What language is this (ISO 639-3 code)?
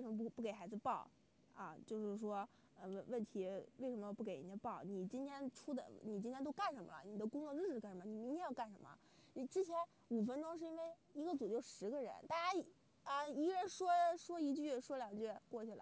zho